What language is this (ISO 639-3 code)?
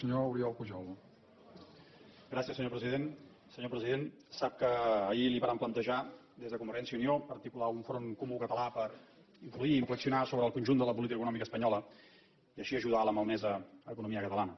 cat